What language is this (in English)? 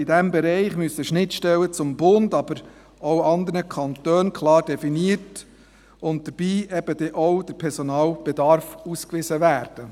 Swiss German